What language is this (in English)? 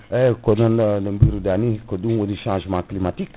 Fula